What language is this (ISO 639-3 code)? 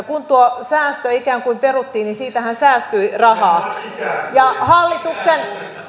fin